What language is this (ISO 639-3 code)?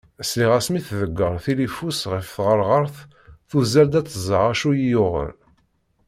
kab